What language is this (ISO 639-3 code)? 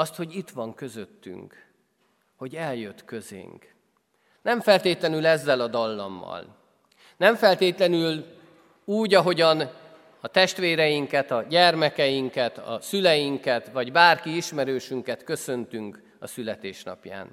hun